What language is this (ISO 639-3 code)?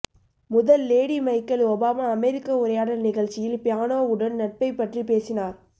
tam